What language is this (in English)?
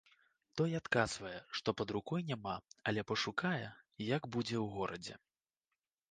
Belarusian